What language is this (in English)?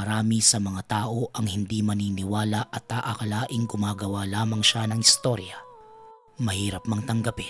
Filipino